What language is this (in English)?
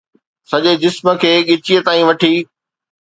Sindhi